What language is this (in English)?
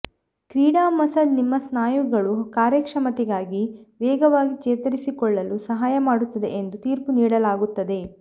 Kannada